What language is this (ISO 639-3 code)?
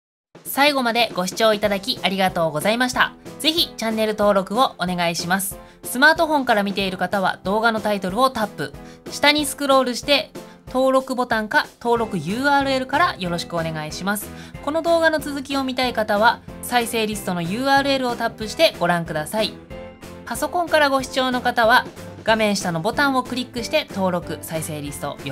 jpn